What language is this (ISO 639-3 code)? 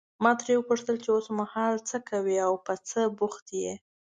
pus